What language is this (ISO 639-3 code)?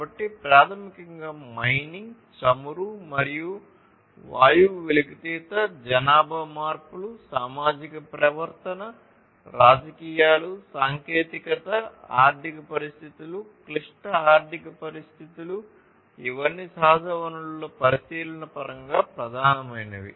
tel